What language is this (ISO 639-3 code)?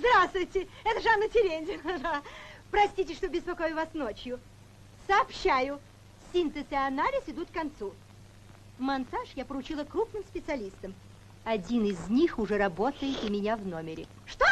rus